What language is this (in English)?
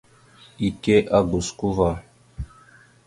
Mada (Cameroon)